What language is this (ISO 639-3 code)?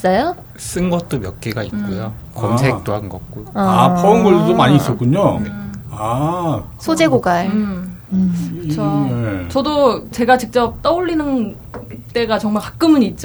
kor